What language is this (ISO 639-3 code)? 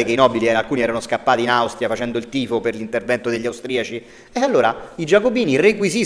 ita